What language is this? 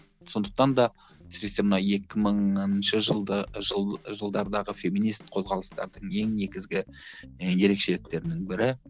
Kazakh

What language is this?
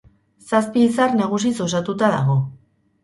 Basque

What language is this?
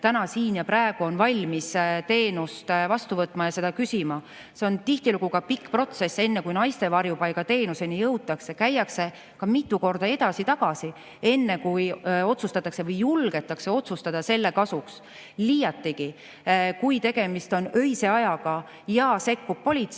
Estonian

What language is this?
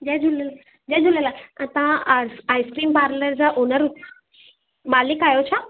Sindhi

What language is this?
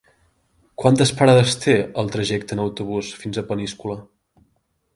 Catalan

